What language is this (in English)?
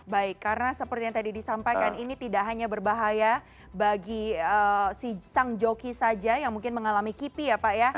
Indonesian